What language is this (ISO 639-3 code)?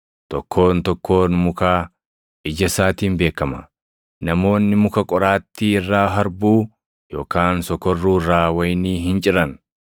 orm